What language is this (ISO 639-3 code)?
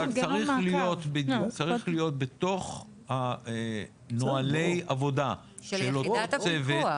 heb